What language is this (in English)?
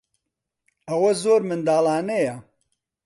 Central Kurdish